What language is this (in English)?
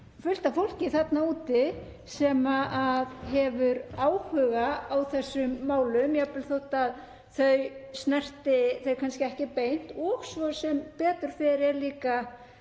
Icelandic